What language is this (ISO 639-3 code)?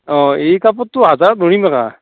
asm